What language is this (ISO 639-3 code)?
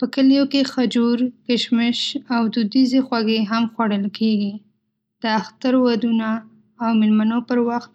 pus